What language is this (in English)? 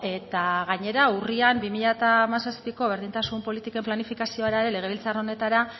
Basque